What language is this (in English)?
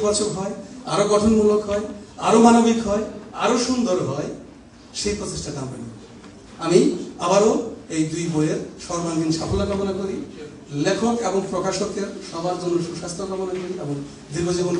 Bangla